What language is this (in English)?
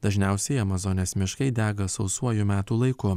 Lithuanian